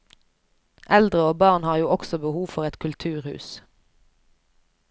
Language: Norwegian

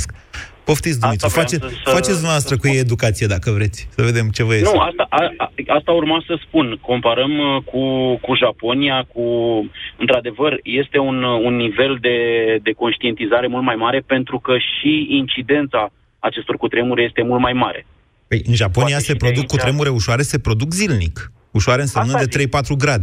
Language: Romanian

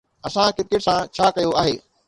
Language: Sindhi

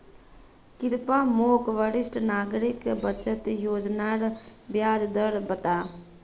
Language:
Magahi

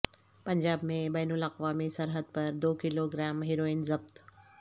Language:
Urdu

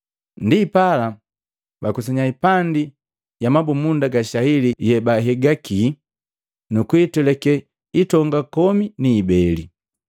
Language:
Matengo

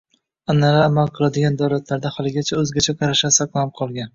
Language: Uzbek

